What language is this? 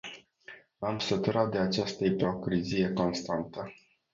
Romanian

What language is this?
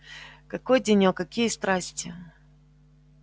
Russian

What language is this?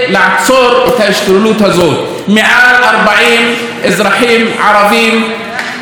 Hebrew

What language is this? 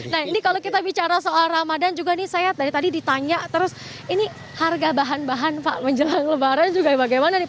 Indonesian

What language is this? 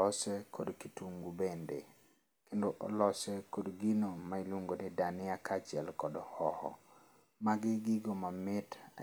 Luo (Kenya and Tanzania)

